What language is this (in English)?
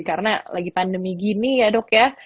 Indonesian